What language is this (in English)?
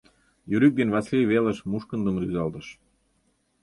Mari